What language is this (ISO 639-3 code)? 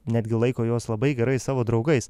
lit